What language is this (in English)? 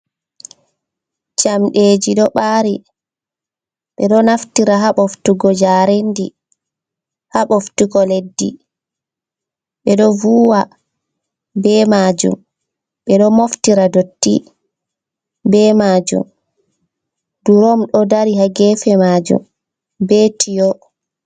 Fula